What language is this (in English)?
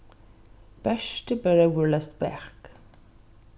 Faroese